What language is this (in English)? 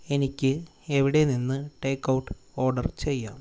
Malayalam